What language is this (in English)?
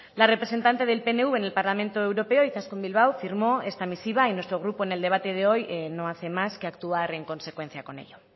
Spanish